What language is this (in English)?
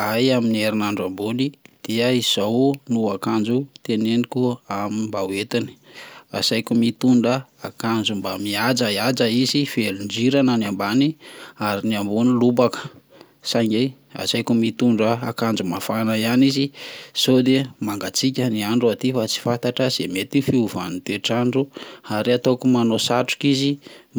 Malagasy